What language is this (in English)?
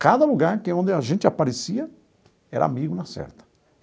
Portuguese